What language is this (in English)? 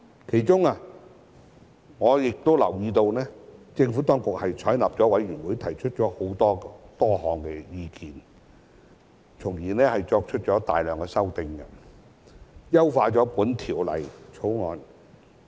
Cantonese